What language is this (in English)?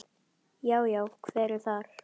Icelandic